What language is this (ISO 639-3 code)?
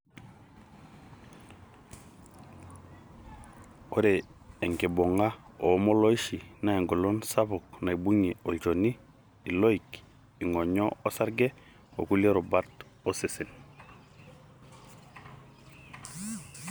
mas